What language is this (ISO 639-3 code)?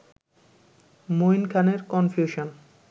ben